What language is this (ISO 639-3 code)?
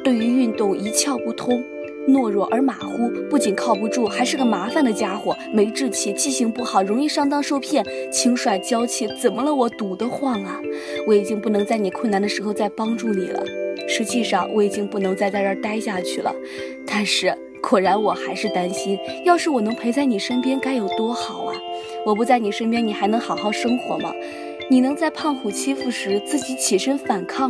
zho